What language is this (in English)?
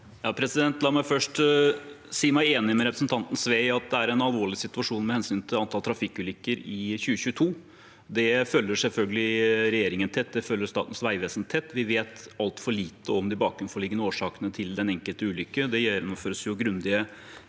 Norwegian